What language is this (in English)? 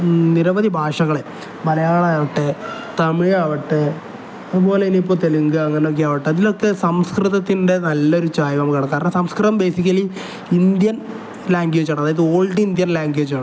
Malayalam